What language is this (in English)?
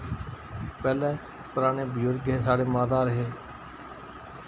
Dogri